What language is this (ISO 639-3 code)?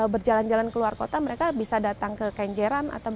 ind